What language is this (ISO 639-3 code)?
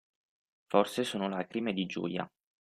ita